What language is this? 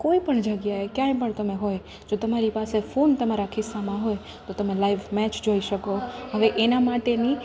Gujarati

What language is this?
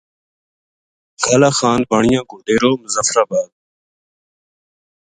Gujari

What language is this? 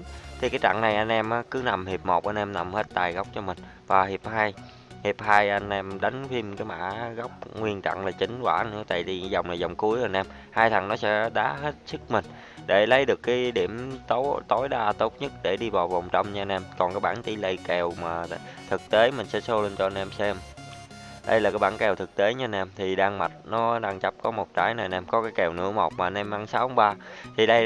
Vietnamese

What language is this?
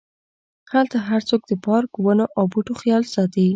Pashto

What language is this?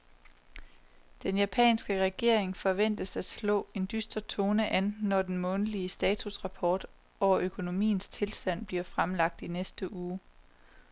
Danish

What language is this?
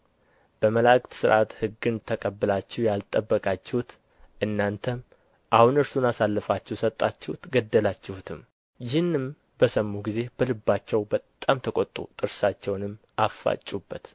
Amharic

